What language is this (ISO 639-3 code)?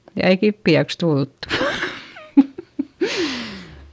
fin